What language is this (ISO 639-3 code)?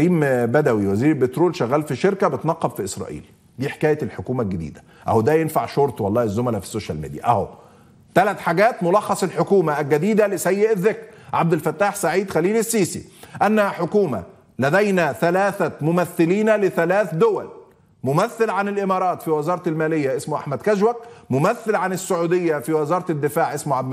ara